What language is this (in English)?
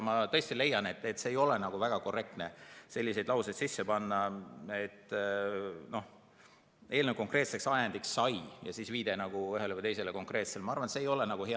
Estonian